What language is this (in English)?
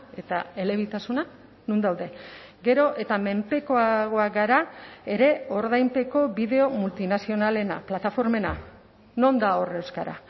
Basque